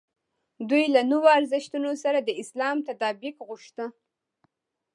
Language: Pashto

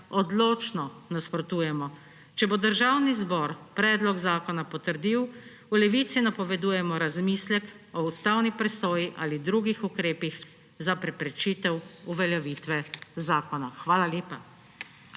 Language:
Slovenian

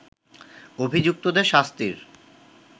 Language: Bangla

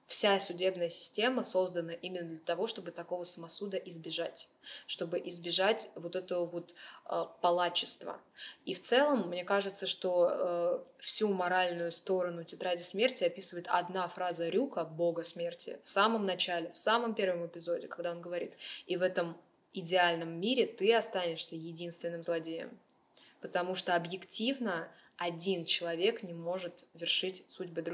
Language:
Russian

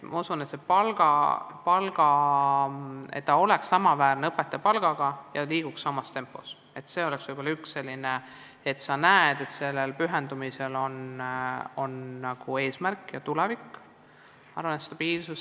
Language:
Estonian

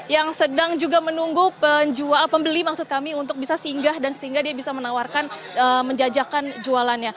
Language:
Indonesian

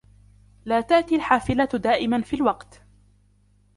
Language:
Arabic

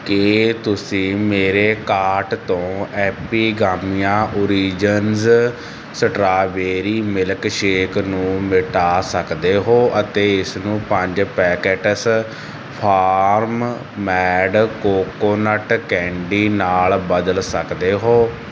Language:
Punjabi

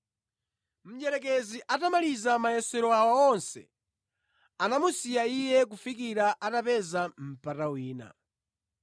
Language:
Nyanja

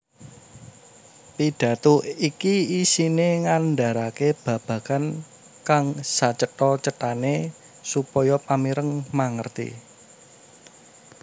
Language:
Javanese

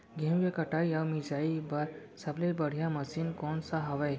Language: Chhattisgarhi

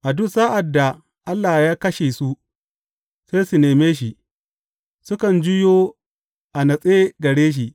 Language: Hausa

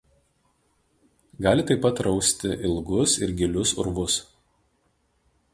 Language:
Lithuanian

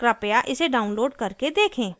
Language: Hindi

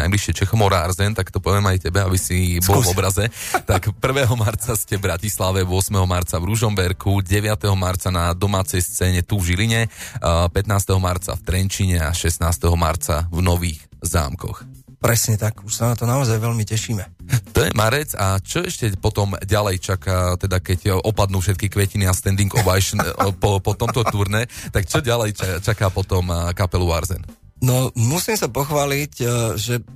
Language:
Slovak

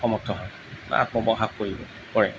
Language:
Assamese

